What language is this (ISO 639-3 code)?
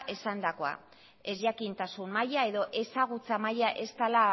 eus